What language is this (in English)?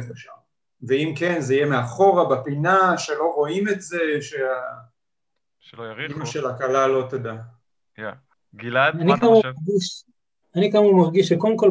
Hebrew